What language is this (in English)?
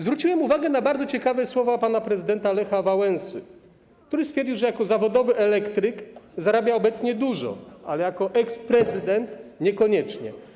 Polish